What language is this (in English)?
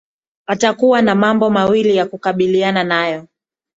Swahili